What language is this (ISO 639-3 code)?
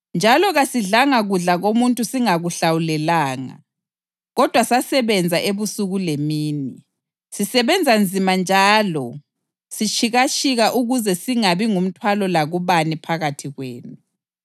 nde